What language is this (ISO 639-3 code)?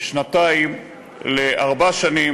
heb